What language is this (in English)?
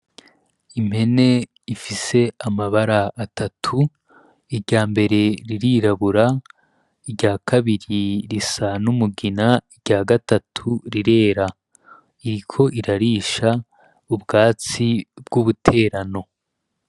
Rundi